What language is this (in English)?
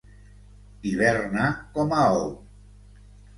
Catalan